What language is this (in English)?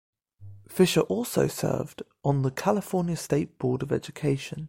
English